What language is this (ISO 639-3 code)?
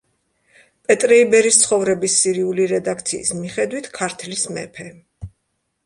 kat